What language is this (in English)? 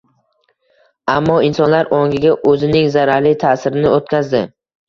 Uzbek